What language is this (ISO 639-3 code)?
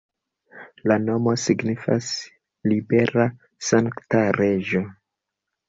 epo